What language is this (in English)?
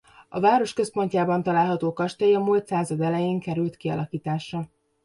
Hungarian